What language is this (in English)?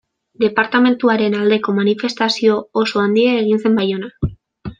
Basque